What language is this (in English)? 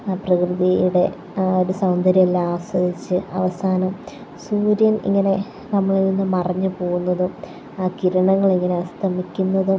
Malayalam